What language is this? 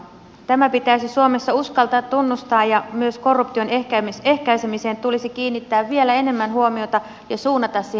Finnish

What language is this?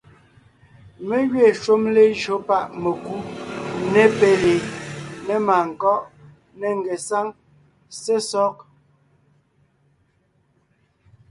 Ngiemboon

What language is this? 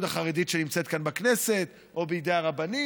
Hebrew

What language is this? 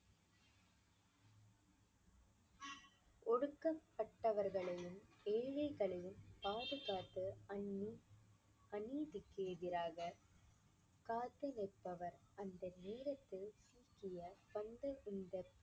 Tamil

